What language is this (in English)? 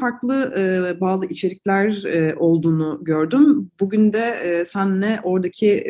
Turkish